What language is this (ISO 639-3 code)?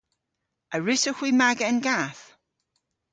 cor